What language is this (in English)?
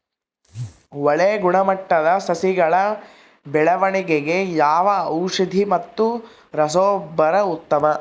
Kannada